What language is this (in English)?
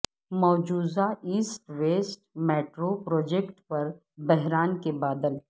Urdu